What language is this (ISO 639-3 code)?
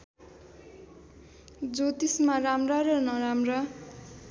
nep